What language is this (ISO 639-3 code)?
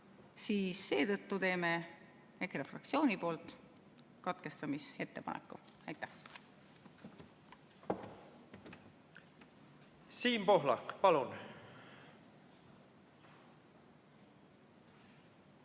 est